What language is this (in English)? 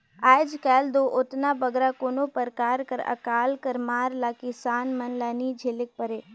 Chhattisgarhi